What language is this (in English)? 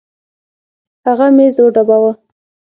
Pashto